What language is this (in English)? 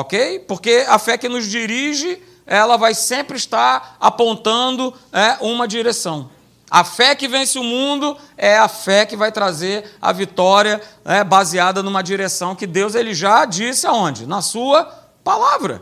Portuguese